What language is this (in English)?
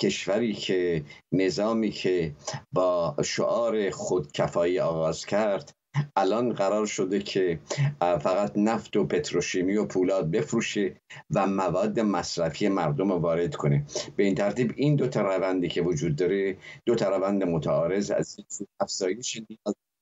Persian